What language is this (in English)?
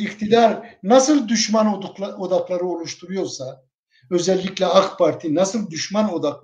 Turkish